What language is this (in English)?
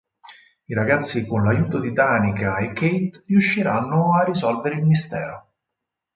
Italian